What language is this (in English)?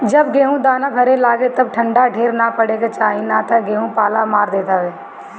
Bhojpuri